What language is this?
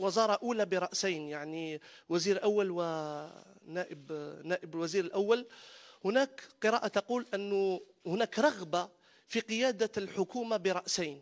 Arabic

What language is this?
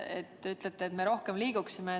Estonian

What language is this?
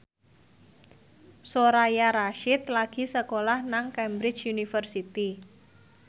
Javanese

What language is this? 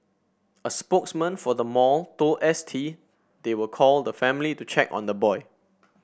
English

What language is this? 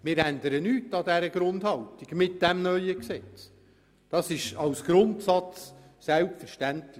Swiss German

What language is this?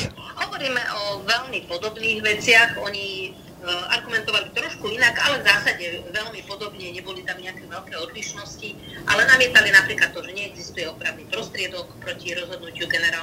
Slovak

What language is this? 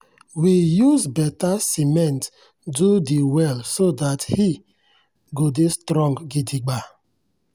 Nigerian Pidgin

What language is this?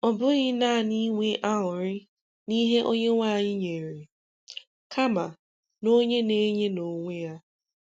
Igbo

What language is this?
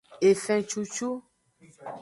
Aja (Benin)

